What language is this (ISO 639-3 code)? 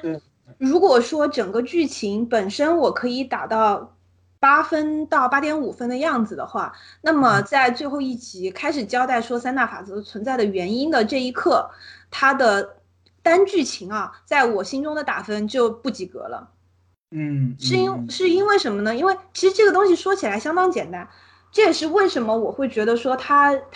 zho